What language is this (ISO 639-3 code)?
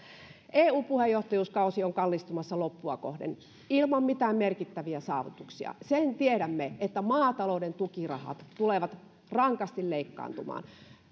fin